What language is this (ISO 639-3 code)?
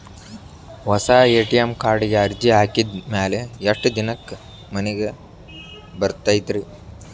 kan